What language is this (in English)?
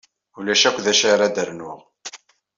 Kabyle